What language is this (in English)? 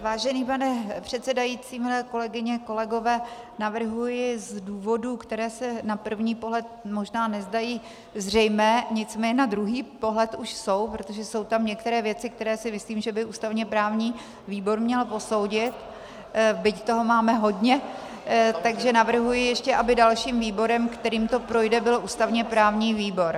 Czech